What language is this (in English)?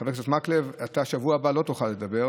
Hebrew